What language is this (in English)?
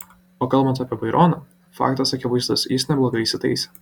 Lithuanian